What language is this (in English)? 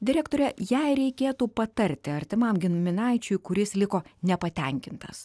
Lithuanian